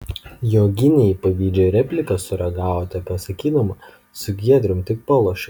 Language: Lithuanian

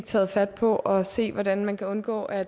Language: Danish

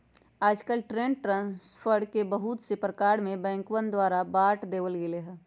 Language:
Magahi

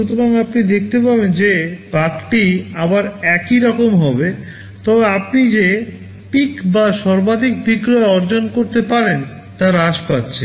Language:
Bangla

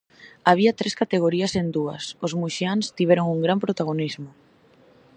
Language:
Galician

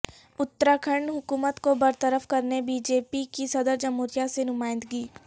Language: Urdu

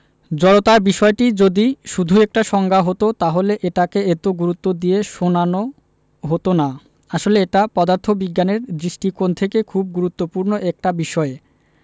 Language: Bangla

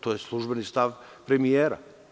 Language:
Serbian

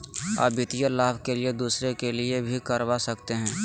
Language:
Magahi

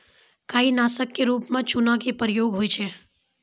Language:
Maithili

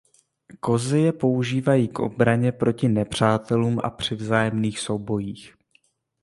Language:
Czech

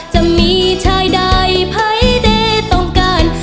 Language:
Thai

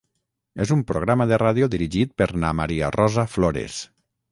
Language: Catalan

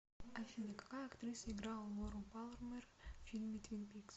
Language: Russian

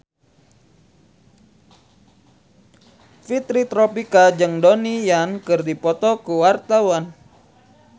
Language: Sundanese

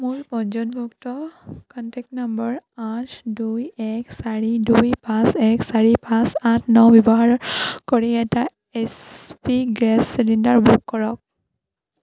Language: Assamese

